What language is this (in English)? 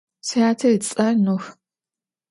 Adyghe